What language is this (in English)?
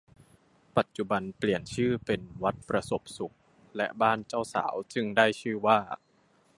Thai